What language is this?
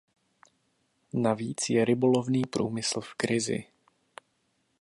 Czech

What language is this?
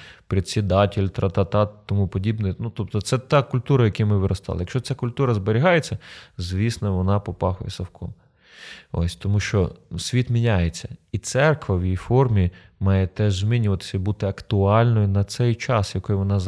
Ukrainian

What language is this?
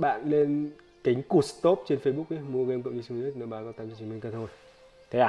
Vietnamese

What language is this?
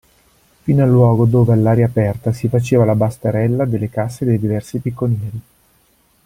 Italian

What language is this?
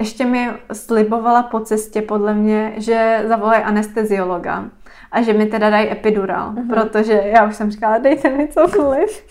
Czech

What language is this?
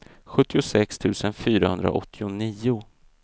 Swedish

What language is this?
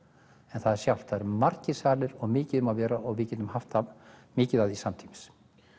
Icelandic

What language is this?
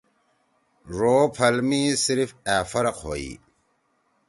Torwali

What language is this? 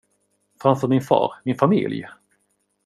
Swedish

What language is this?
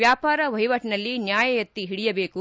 Kannada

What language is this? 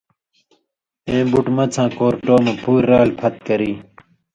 Indus Kohistani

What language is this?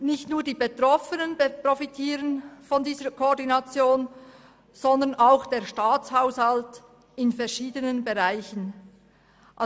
Swiss German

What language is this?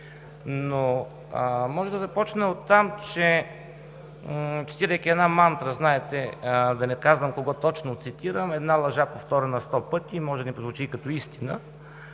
Bulgarian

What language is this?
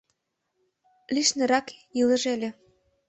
Mari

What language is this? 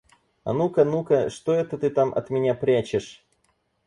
Russian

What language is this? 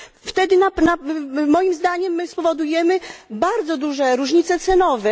Polish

